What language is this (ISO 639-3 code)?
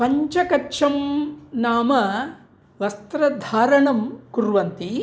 san